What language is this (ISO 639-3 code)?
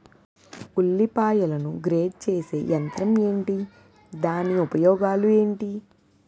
tel